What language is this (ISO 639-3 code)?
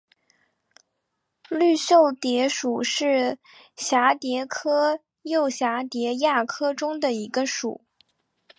zho